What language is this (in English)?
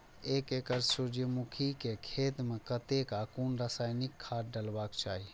Maithili